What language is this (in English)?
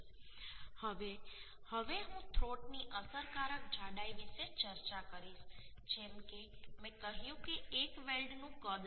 Gujarati